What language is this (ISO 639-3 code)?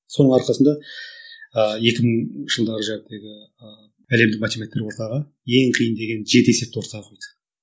kaz